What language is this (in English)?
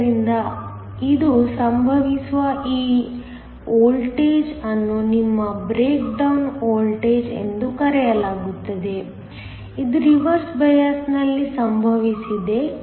Kannada